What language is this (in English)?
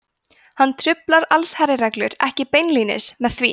Icelandic